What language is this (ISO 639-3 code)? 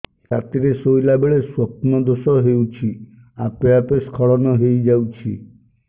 ori